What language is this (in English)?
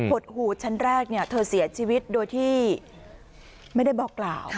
Thai